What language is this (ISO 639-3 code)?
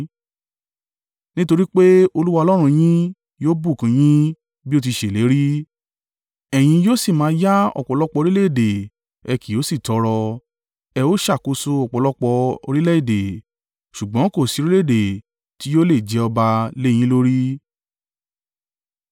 yor